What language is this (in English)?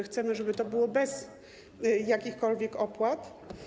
Polish